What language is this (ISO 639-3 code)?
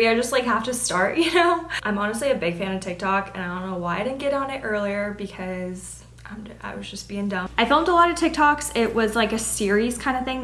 eng